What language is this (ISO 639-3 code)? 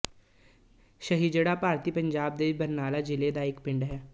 pan